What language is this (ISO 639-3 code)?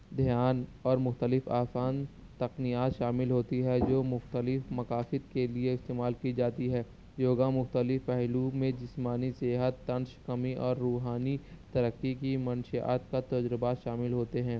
urd